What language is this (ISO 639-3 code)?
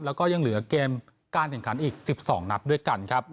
tha